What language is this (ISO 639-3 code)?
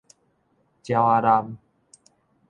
nan